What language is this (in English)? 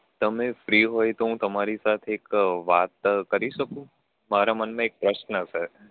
Gujarati